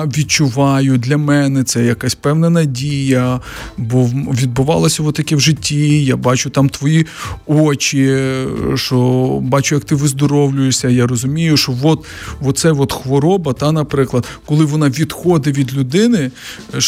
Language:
Ukrainian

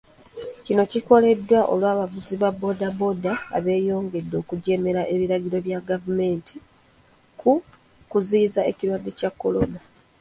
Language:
Ganda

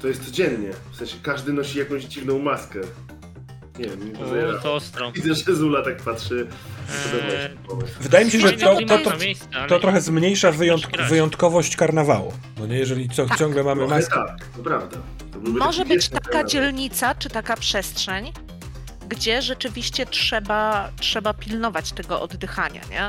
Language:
Polish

